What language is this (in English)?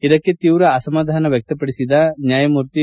Kannada